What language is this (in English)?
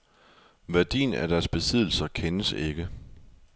Danish